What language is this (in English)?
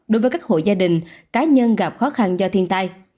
Vietnamese